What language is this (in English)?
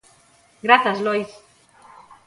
Galician